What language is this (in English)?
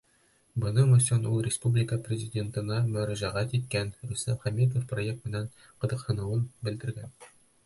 Bashkir